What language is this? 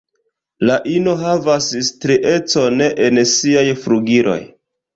Esperanto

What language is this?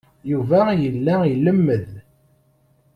Kabyle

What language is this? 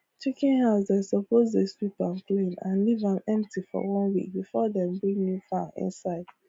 Nigerian Pidgin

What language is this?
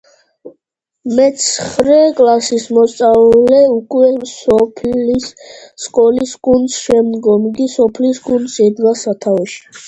Georgian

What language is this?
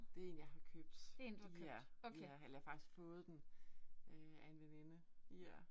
Danish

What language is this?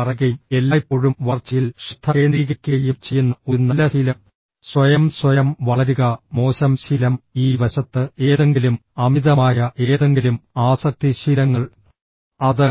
Malayalam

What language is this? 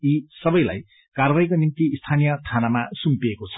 Nepali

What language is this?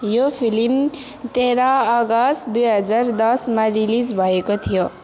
Nepali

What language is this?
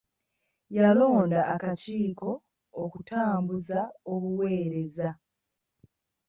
Ganda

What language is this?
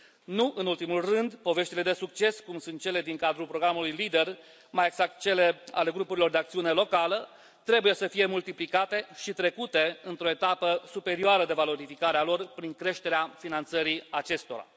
Romanian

